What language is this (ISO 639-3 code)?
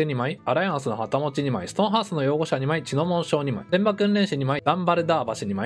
jpn